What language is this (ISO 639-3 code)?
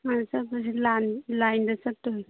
mni